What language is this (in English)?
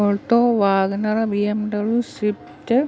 Malayalam